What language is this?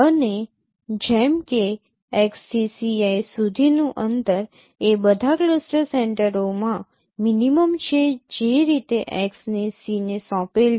Gujarati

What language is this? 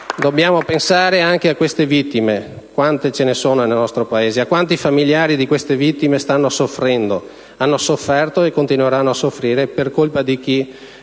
Italian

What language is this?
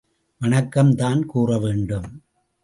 Tamil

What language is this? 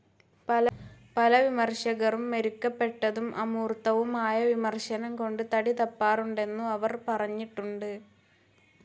Malayalam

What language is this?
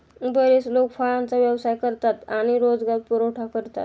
Marathi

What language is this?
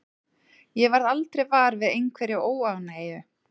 Icelandic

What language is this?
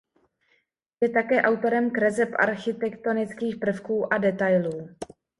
Czech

